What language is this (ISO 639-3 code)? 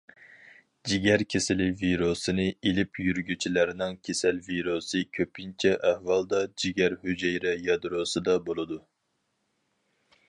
uig